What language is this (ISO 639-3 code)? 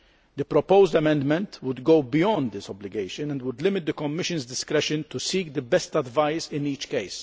eng